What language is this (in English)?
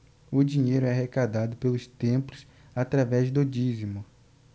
Portuguese